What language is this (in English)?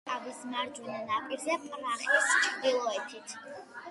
Georgian